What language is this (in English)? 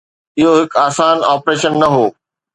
Sindhi